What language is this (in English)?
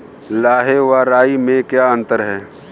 Hindi